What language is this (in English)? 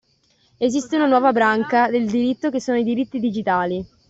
Italian